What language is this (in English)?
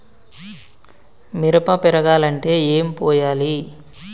Telugu